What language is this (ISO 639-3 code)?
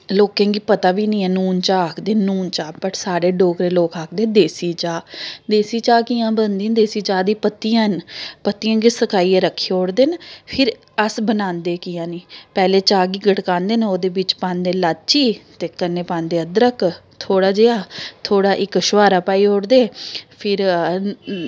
doi